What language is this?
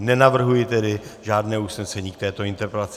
Czech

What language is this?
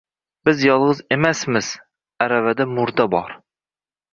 Uzbek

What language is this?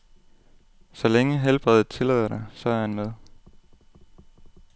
Danish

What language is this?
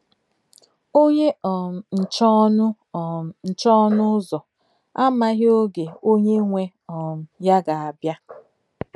Igbo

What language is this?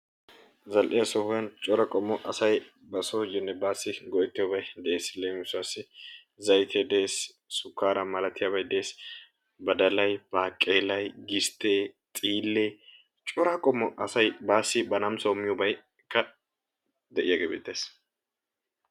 Wolaytta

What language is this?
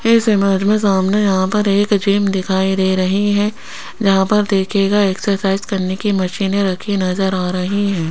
Hindi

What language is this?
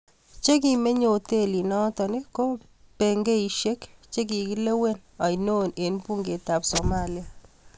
Kalenjin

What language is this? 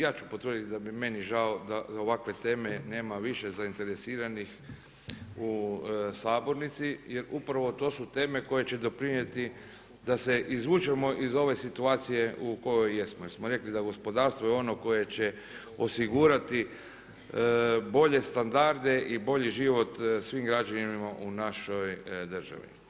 Croatian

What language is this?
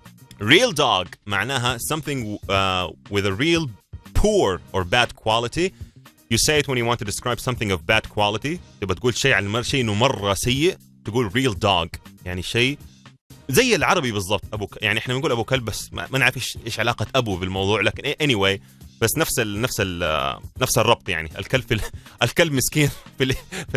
Arabic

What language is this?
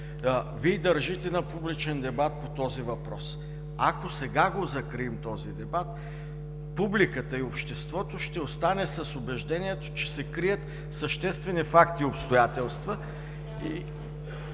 Bulgarian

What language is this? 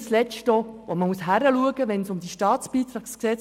Swiss German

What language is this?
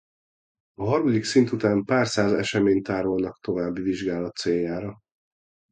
Hungarian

